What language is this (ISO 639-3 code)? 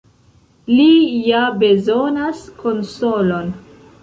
epo